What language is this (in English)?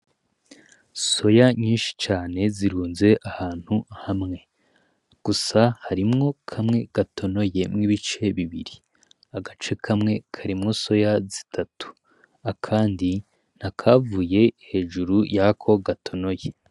Rundi